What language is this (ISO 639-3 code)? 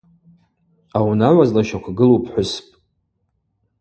abq